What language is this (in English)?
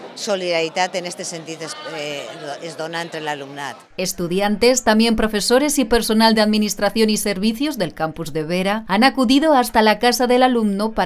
Spanish